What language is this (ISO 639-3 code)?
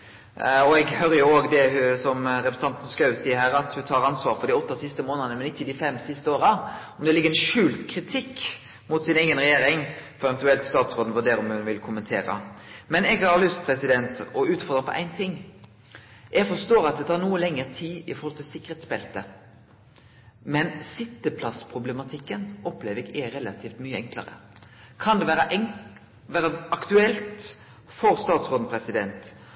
nno